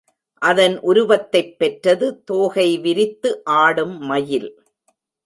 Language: Tamil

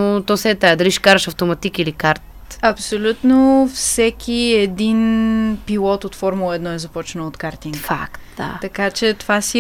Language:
Bulgarian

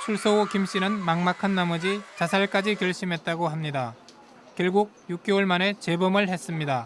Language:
Korean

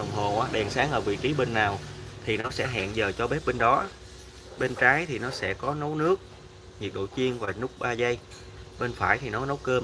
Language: Vietnamese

